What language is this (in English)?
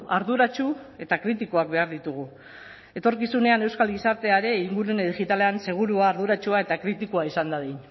Basque